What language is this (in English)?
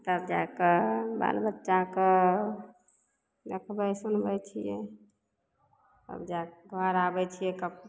Maithili